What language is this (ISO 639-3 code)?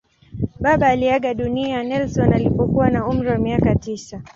swa